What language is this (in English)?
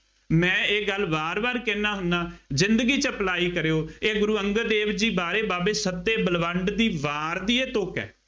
Punjabi